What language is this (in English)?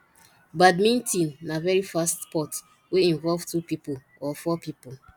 Nigerian Pidgin